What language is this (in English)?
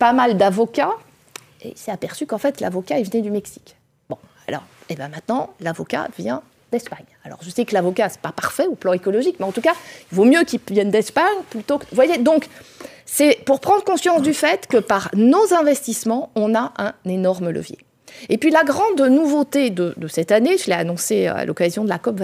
French